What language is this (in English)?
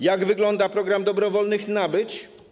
Polish